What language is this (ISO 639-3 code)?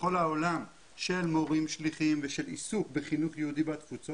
heb